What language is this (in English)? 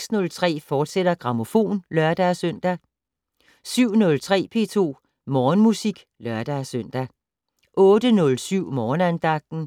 Danish